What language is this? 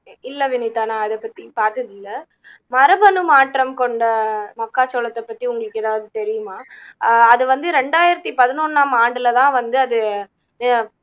Tamil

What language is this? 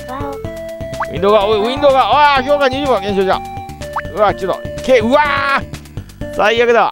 Japanese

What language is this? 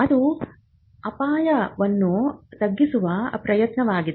Kannada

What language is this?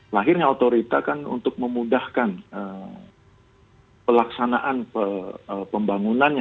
Indonesian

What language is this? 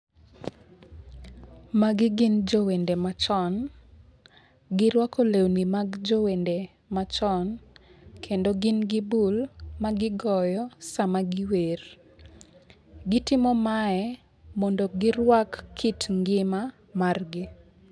Luo (Kenya and Tanzania)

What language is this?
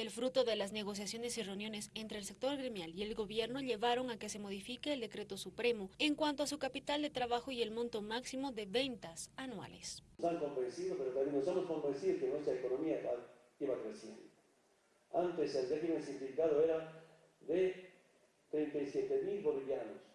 Spanish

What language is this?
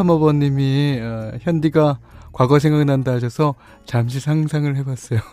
Korean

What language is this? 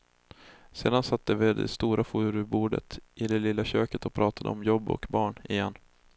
Swedish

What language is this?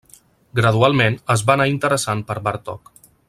Catalan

